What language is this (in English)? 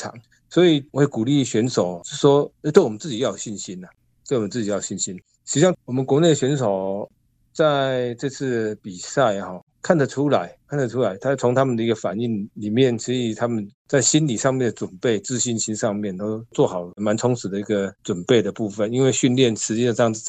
Chinese